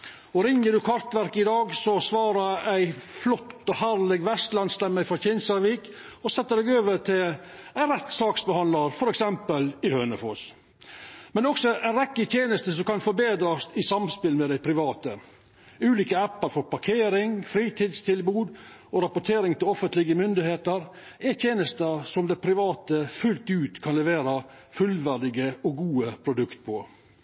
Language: Norwegian Nynorsk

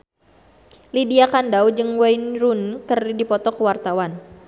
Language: Sundanese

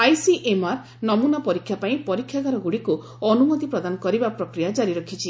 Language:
Odia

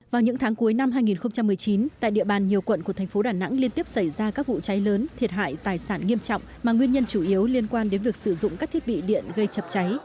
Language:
Vietnamese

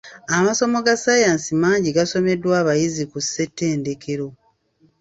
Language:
Ganda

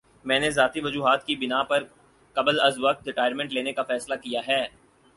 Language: Urdu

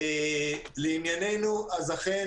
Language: Hebrew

